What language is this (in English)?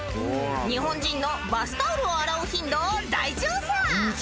Japanese